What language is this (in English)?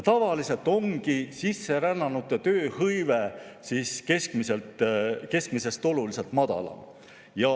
Estonian